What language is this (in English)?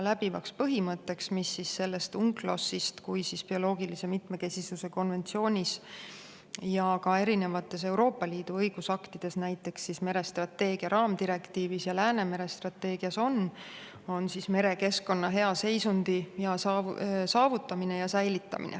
Estonian